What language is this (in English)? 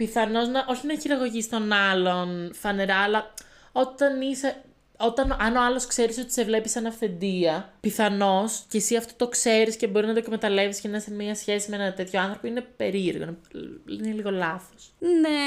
Greek